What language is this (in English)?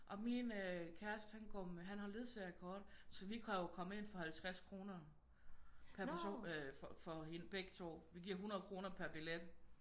Danish